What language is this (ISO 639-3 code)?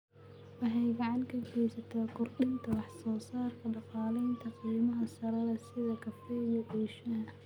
som